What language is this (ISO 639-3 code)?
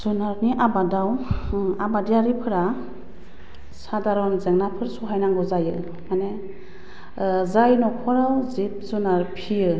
brx